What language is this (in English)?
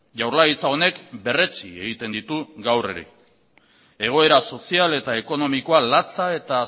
Basque